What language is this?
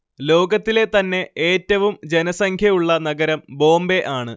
Malayalam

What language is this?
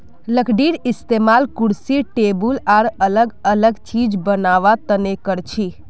Magahi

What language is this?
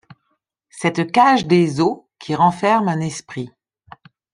French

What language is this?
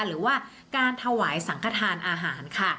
Thai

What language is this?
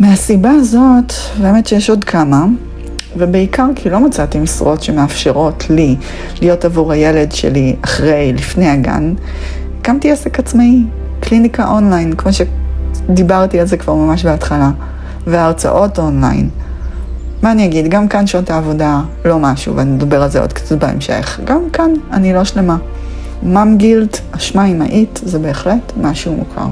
Hebrew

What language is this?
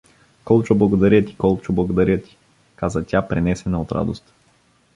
Bulgarian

